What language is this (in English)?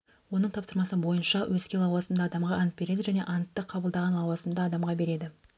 Kazakh